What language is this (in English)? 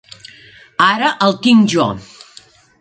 Catalan